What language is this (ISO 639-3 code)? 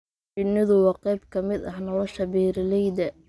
som